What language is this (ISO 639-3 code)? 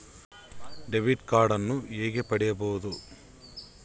kan